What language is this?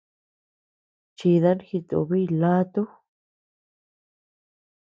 Tepeuxila Cuicatec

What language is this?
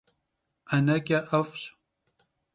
Kabardian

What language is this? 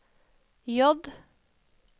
Norwegian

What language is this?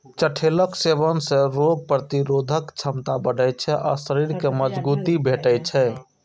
Maithili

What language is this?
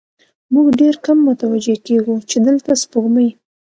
Pashto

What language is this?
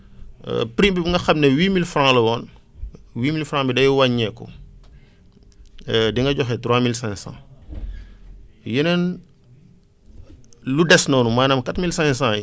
Wolof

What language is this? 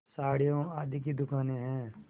Hindi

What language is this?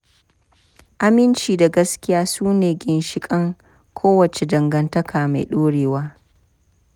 Hausa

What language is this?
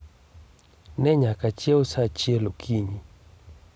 Luo (Kenya and Tanzania)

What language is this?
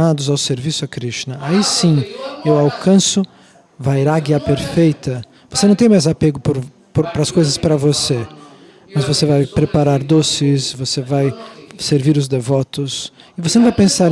Portuguese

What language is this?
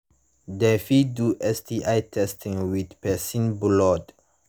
Nigerian Pidgin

